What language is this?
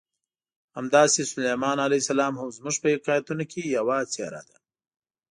Pashto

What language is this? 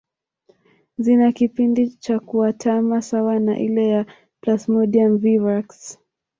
Swahili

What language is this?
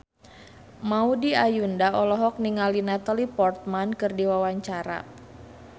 Sundanese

